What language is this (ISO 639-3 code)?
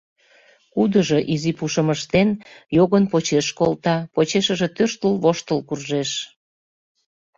chm